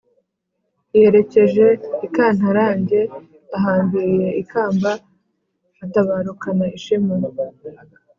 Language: Kinyarwanda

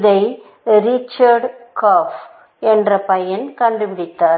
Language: Tamil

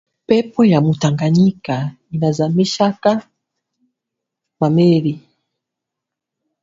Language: Swahili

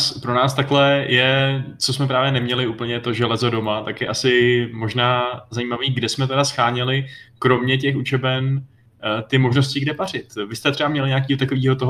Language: Czech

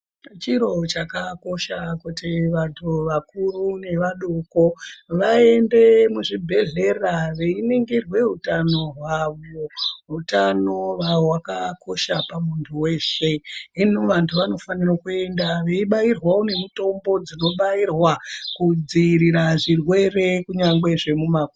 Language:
Ndau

